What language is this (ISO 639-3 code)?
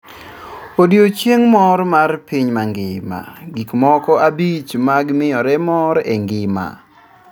luo